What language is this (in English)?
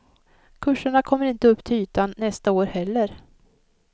Swedish